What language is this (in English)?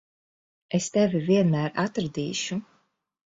Latvian